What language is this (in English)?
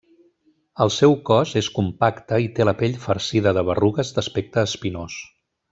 Catalan